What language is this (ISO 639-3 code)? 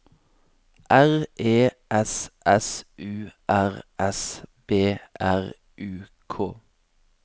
nor